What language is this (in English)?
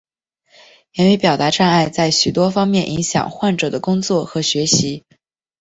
Chinese